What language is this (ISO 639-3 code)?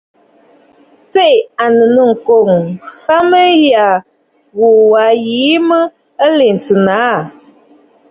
bfd